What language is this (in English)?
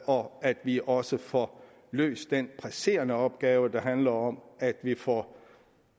Danish